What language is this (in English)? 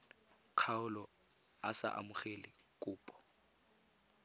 Tswana